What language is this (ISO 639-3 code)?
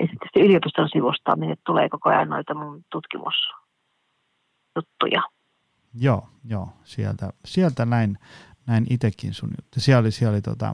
fin